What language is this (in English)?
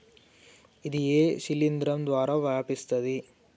Telugu